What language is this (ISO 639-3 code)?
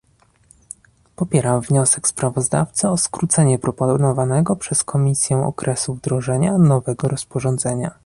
pol